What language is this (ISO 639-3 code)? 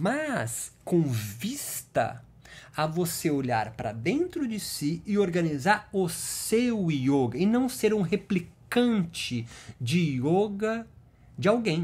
por